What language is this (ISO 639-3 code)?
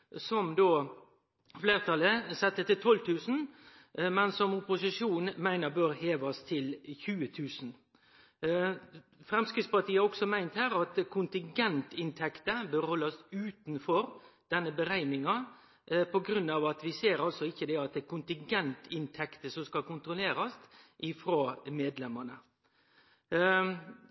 nno